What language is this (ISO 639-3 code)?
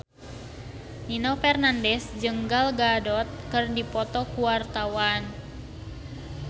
sun